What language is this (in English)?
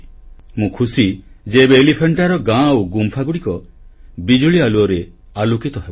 Odia